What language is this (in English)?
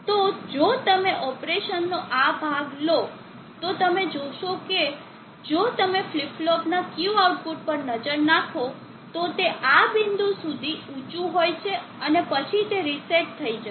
Gujarati